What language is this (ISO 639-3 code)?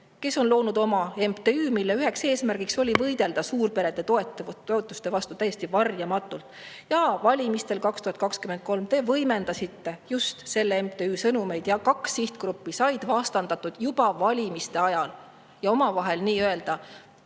est